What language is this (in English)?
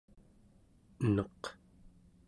Central Yupik